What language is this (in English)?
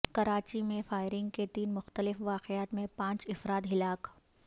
Urdu